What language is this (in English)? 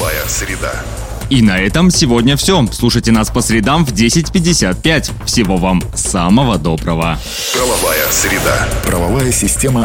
Russian